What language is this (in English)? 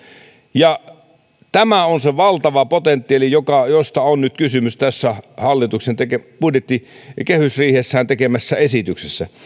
Finnish